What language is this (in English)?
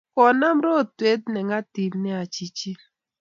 Kalenjin